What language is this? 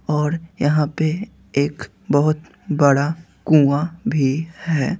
Hindi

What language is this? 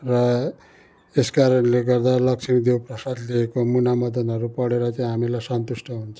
Nepali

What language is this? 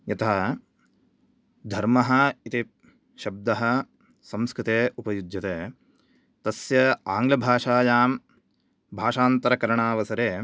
Sanskrit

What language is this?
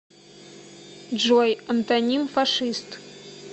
Russian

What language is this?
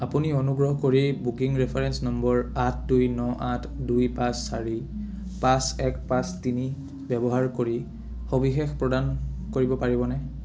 Assamese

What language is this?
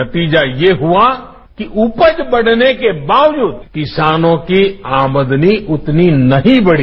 Hindi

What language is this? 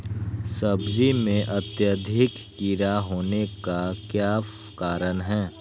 Magahi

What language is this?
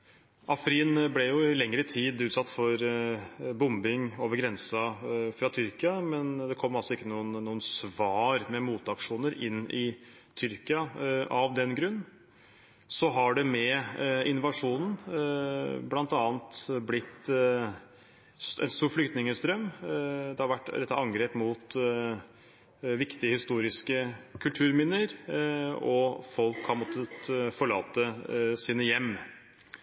Norwegian Bokmål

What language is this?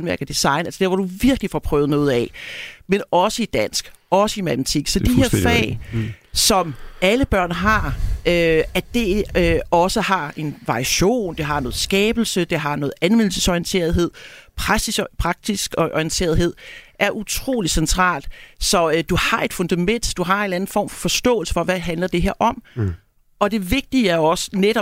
Danish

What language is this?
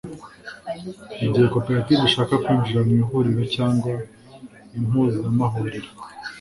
Kinyarwanda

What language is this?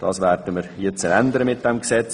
Swiss German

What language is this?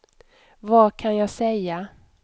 Swedish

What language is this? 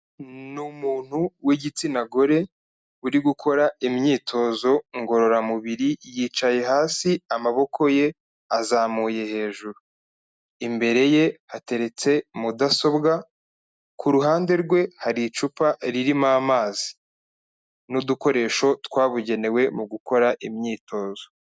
Kinyarwanda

